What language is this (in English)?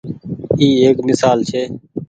Goaria